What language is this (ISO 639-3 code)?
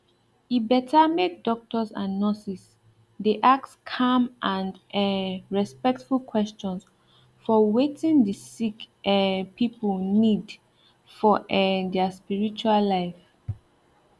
pcm